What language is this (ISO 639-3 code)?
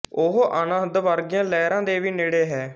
pan